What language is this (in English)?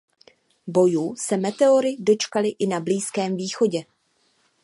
Czech